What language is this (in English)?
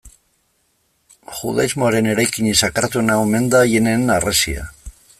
Basque